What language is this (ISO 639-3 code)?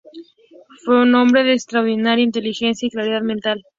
spa